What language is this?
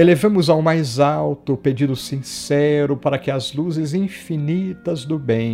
Portuguese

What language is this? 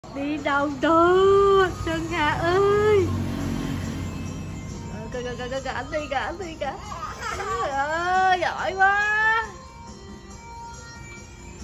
Vietnamese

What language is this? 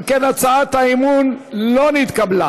Hebrew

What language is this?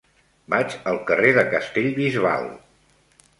Catalan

